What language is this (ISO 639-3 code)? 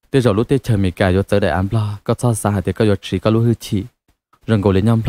tha